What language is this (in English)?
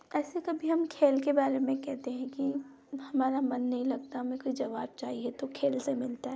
Hindi